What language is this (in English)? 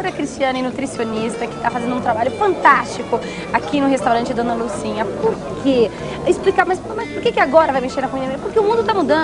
Portuguese